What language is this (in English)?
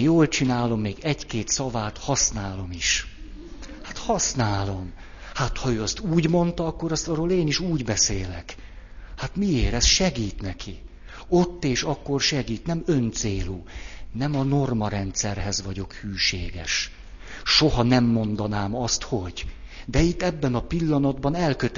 Hungarian